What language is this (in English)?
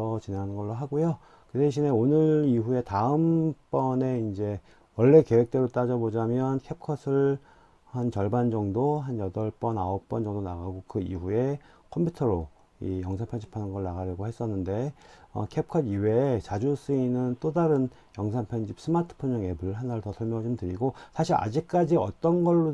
Korean